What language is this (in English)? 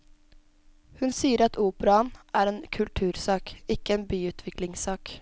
Norwegian